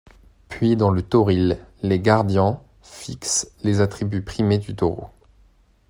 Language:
French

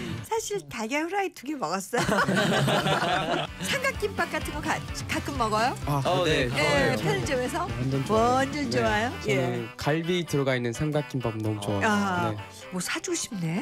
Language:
Korean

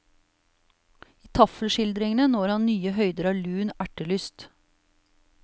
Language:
Norwegian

